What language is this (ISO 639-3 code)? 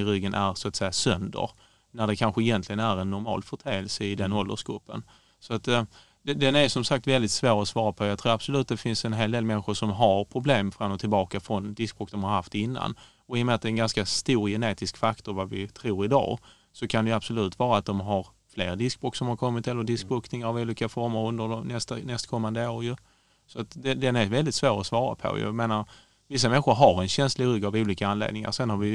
swe